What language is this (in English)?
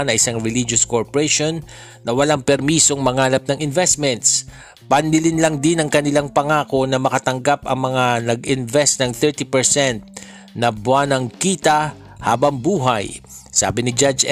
Filipino